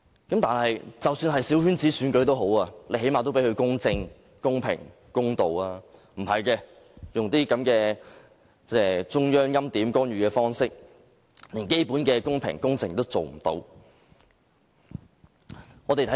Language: Cantonese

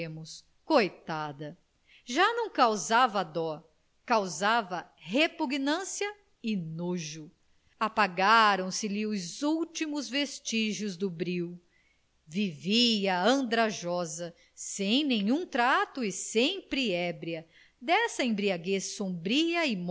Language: Portuguese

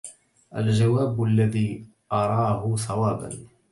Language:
Arabic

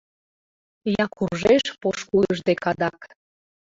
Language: Mari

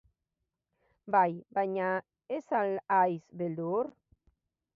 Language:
Basque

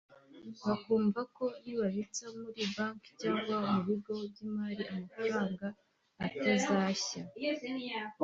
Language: Kinyarwanda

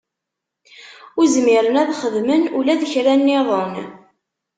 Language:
Kabyle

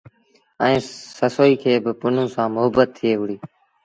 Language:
Sindhi Bhil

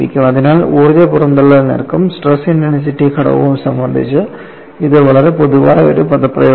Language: Malayalam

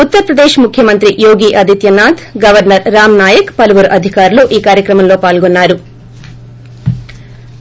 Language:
Telugu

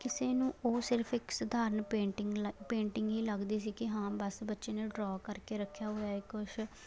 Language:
Punjabi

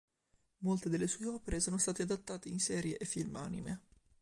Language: Italian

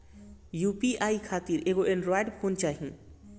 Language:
Bhojpuri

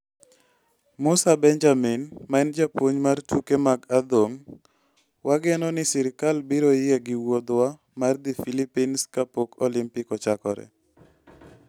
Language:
Luo (Kenya and Tanzania)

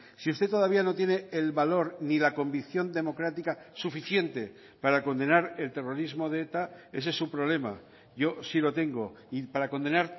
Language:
Spanish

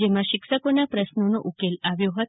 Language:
Gujarati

